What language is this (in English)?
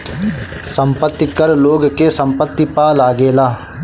Bhojpuri